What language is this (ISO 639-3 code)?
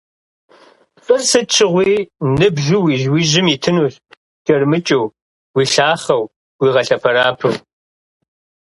kbd